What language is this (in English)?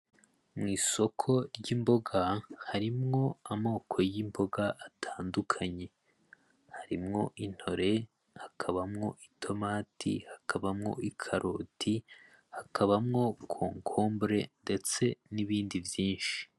Rundi